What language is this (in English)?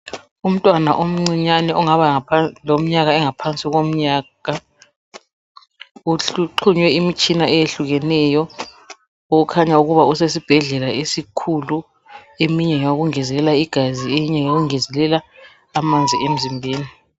North Ndebele